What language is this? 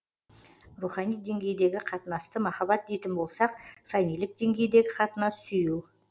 Kazakh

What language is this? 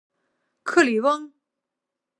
Chinese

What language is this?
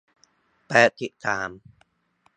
Thai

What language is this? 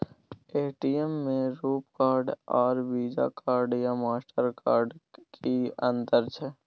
Maithili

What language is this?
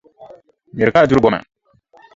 Dagbani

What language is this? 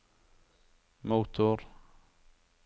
Norwegian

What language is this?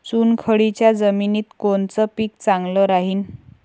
Marathi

